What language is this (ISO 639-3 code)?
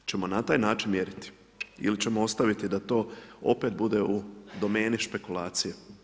hrv